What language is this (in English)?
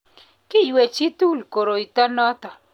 Kalenjin